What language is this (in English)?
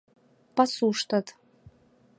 Mari